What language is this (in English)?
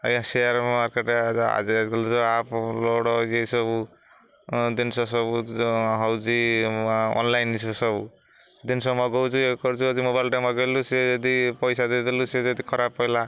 Odia